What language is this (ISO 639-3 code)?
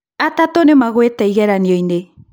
kik